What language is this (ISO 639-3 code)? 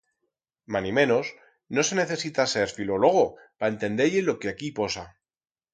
arg